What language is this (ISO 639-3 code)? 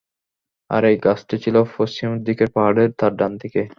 ben